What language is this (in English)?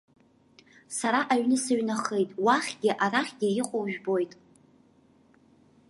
Abkhazian